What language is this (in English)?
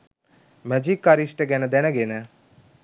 Sinhala